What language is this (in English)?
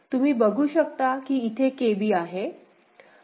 Marathi